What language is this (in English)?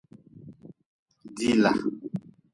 Nawdm